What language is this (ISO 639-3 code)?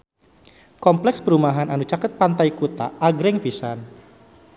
sun